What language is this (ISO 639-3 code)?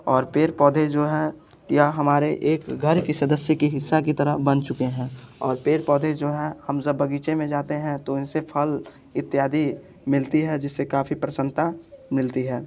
hin